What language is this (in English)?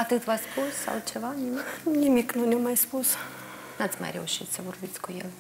Romanian